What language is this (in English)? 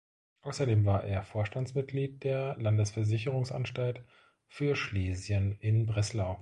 German